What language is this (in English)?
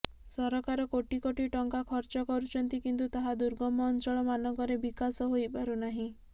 Odia